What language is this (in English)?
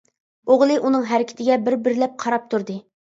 Uyghur